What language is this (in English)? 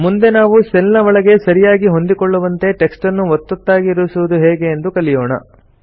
Kannada